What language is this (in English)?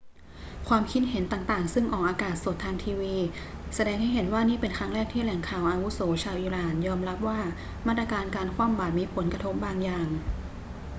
Thai